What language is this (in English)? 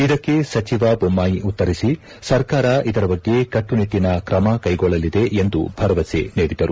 Kannada